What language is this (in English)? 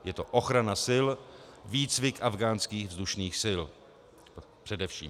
Czech